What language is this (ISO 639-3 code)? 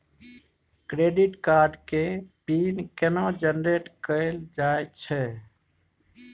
mai